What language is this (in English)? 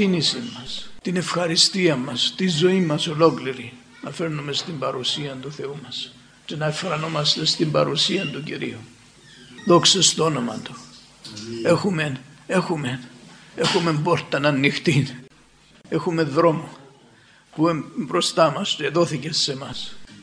Greek